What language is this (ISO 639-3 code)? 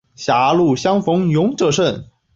zho